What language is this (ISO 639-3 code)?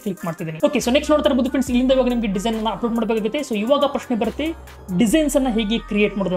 hin